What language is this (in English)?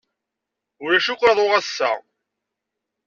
Kabyle